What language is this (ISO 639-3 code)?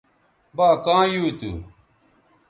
btv